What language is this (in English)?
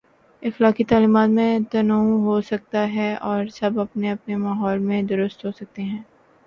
Urdu